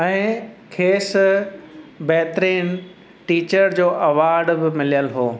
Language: Sindhi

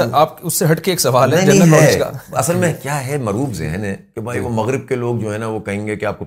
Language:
Urdu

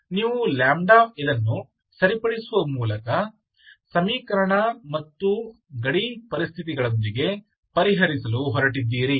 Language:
Kannada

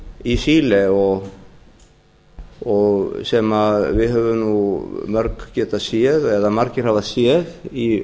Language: Icelandic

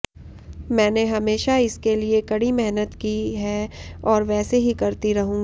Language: Hindi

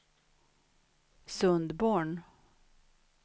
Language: Swedish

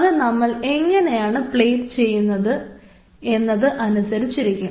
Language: Malayalam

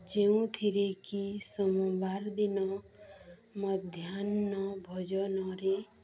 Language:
Odia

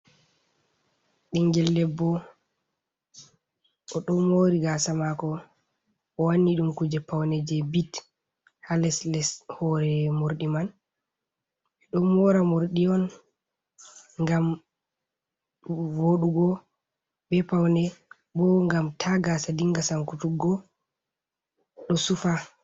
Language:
Fula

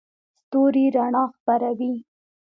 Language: Pashto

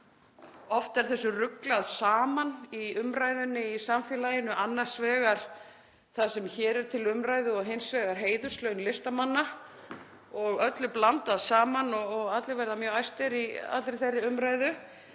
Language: Icelandic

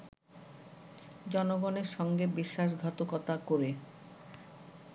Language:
Bangla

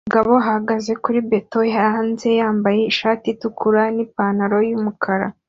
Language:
Kinyarwanda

